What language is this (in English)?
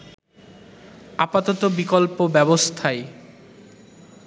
Bangla